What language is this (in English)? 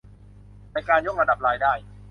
Thai